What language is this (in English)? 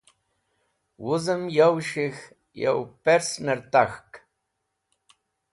Wakhi